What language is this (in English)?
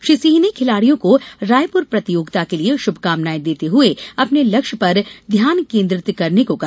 Hindi